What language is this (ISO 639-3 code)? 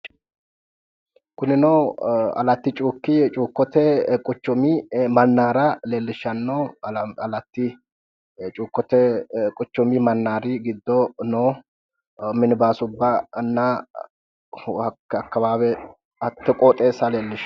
sid